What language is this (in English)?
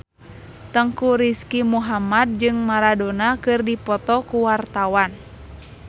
Sundanese